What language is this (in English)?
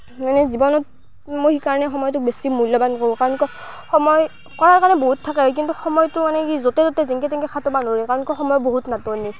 Assamese